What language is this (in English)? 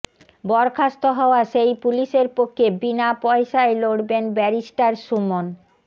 Bangla